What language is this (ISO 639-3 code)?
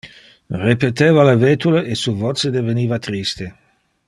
ina